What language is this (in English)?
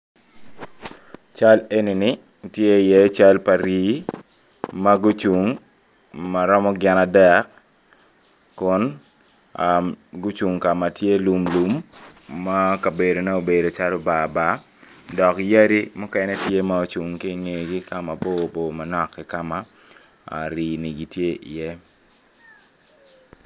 Acoli